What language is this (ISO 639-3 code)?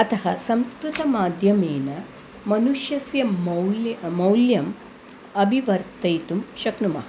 san